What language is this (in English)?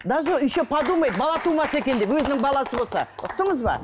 Kazakh